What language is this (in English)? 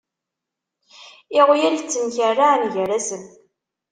Kabyle